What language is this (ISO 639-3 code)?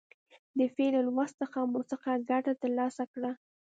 pus